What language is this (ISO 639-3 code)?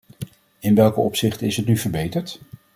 nld